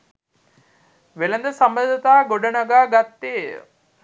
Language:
Sinhala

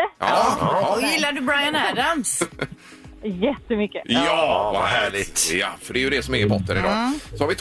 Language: Swedish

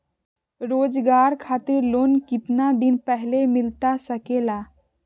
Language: Magahi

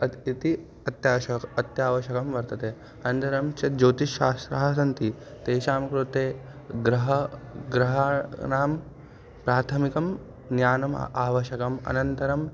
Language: Sanskrit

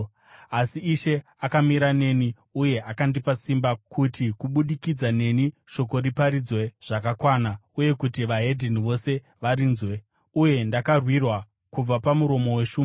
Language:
Shona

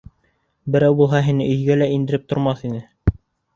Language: Bashkir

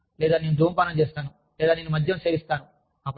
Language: Telugu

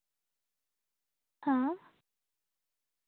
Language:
Santali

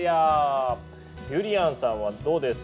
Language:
Japanese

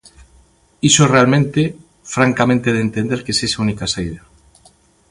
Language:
Galician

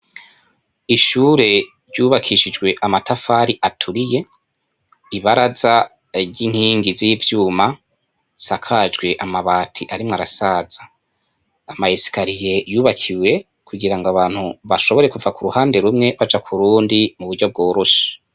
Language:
Rundi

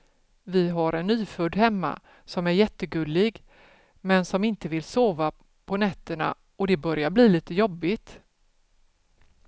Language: Swedish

